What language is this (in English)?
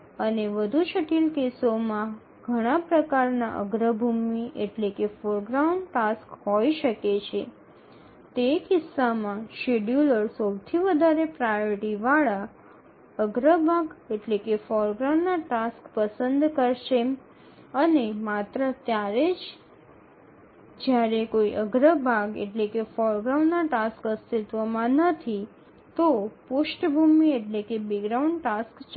Gujarati